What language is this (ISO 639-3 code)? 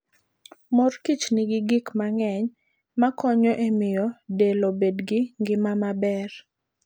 luo